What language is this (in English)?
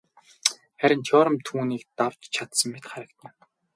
Mongolian